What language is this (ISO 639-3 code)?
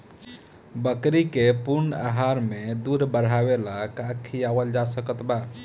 bho